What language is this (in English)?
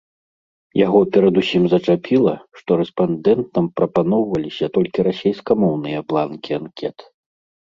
Belarusian